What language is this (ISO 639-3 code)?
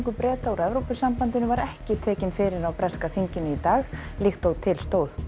isl